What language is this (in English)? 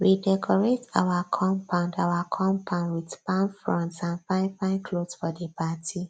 Nigerian Pidgin